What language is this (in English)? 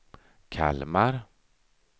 Swedish